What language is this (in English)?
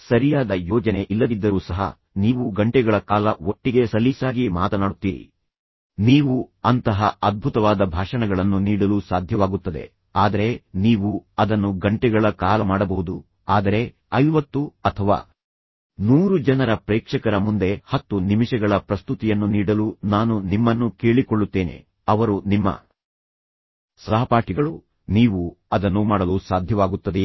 Kannada